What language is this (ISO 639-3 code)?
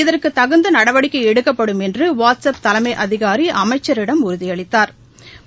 tam